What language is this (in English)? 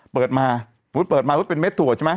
Thai